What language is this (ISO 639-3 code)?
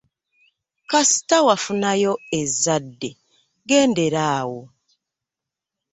lug